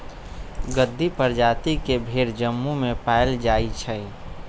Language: Magahi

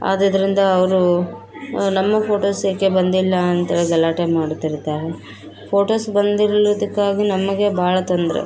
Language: Kannada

